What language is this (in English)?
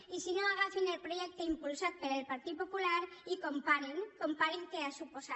Catalan